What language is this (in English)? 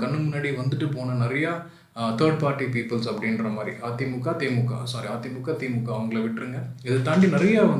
Tamil